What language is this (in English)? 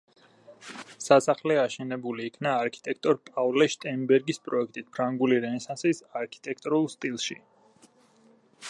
Georgian